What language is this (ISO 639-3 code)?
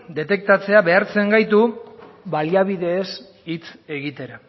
eus